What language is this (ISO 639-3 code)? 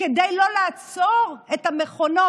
heb